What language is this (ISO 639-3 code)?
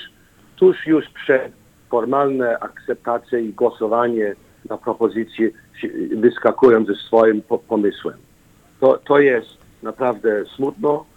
pol